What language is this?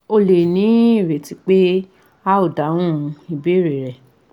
Yoruba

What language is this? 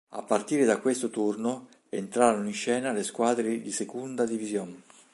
Italian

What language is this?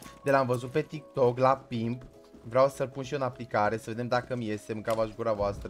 Romanian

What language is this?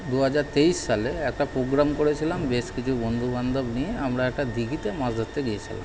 Bangla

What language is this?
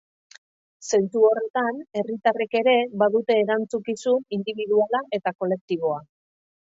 Basque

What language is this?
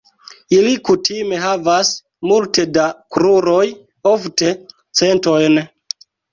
Esperanto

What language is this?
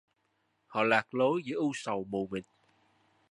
Vietnamese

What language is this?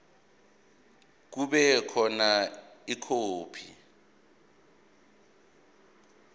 Zulu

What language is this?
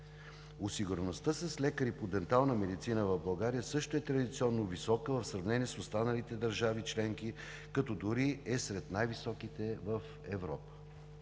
Bulgarian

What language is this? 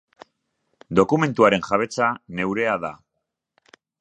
Basque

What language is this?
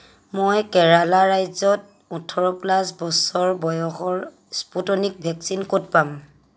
Assamese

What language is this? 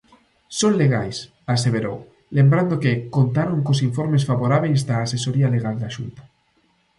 Galician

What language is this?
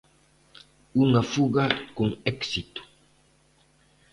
Galician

